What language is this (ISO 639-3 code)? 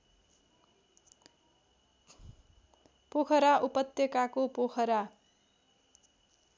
nep